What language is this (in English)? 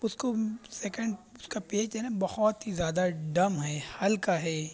Urdu